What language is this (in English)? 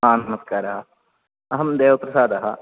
Sanskrit